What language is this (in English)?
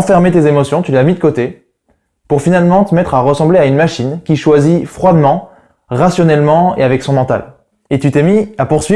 French